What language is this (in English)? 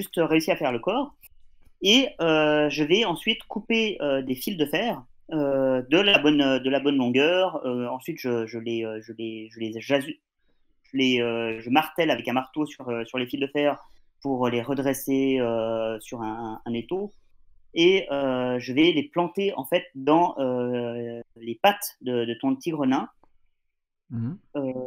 French